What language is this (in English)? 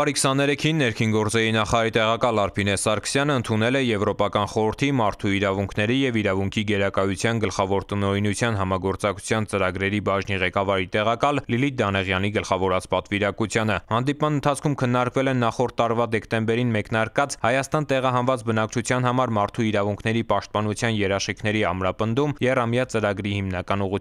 Romanian